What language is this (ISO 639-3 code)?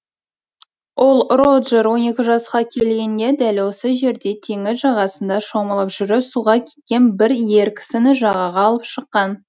kaz